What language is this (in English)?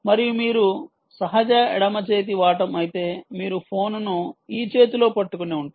Telugu